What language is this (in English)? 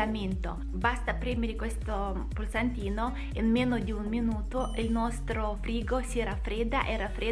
Italian